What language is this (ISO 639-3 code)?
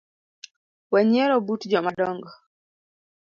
luo